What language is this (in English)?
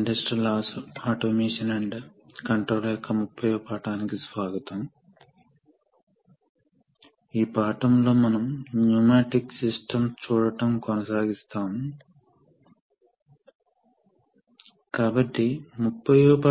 Telugu